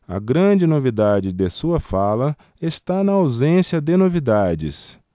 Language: Portuguese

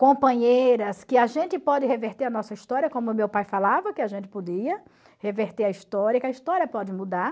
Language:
Portuguese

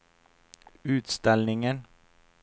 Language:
Swedish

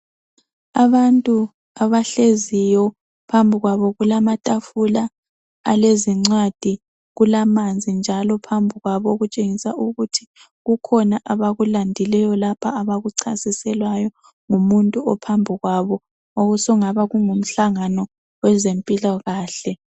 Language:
North Ndebele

